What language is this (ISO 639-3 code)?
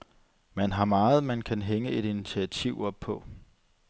dan